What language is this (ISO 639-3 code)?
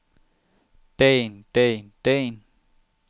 dan